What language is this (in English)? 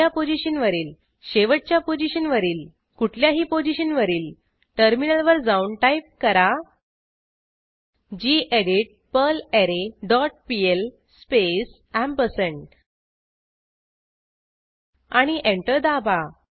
Marathi